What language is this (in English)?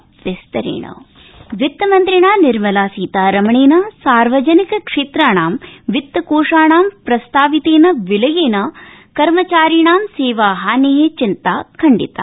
Sanskrit